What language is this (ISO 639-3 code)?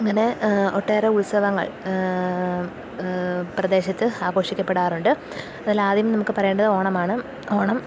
mal